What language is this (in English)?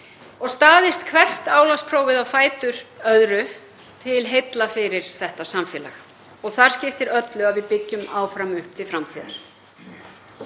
Icelandic